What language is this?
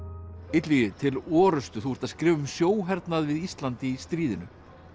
Icelandic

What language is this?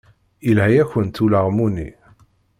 Kabyle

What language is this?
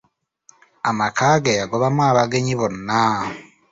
Ganda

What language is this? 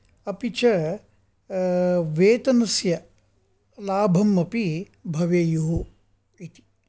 Sanskrit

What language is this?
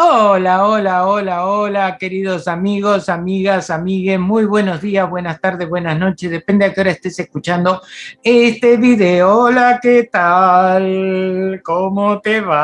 Spanish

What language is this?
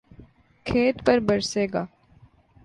Urdu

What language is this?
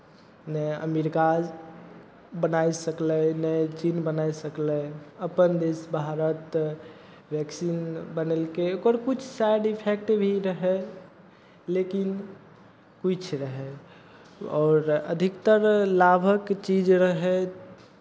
Maithili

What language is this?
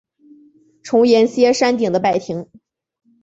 Chinese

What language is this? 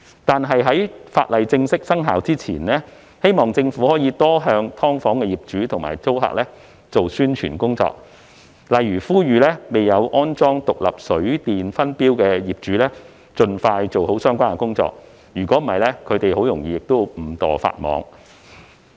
Cantonese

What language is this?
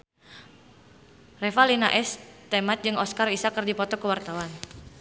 Sundanese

